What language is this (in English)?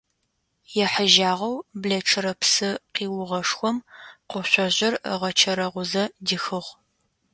Adyghe